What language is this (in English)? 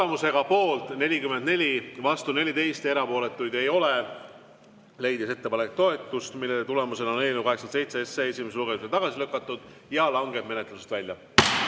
Estonian